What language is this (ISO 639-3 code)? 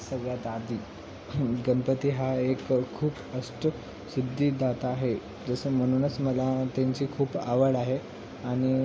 mar